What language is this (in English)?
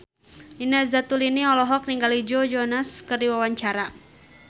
Sundanese